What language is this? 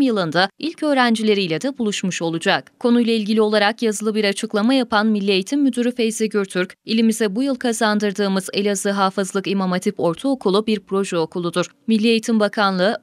Turkish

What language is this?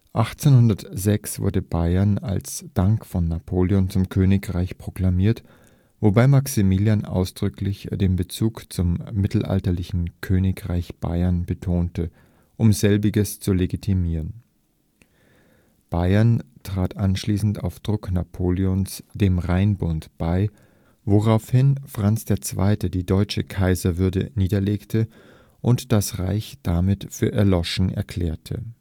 German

